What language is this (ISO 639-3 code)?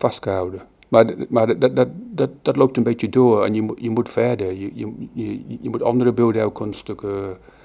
nld